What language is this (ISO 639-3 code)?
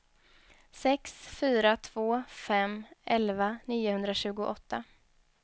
swe